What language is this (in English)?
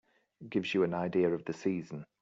English